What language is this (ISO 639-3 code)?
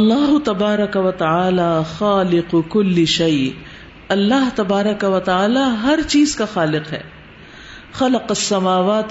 urd